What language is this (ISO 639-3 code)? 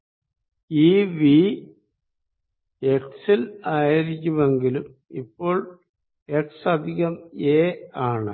mal